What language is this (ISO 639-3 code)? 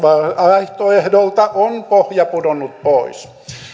fin